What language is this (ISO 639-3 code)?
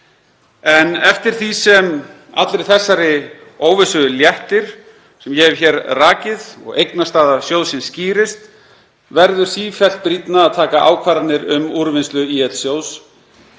isl